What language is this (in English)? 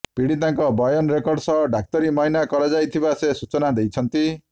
Odia